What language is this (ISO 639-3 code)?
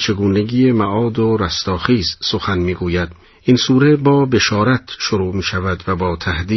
fas